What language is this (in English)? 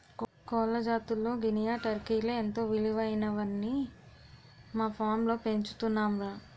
Telugu